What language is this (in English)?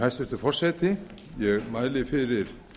Icelandic